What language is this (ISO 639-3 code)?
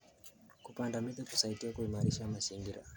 kln